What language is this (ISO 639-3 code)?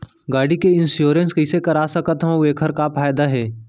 hne